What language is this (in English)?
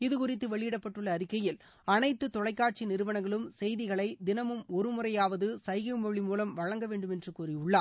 Tamil